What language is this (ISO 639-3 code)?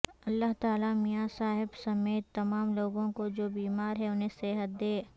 urd